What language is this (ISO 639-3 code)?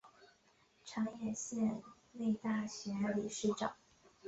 zho